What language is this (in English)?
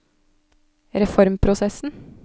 Norwegian